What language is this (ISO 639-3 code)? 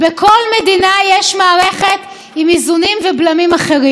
heb